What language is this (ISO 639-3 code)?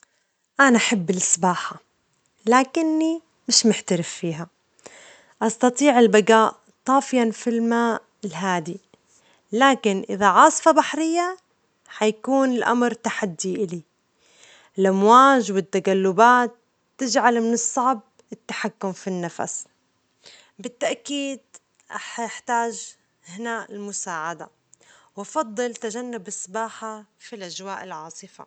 acx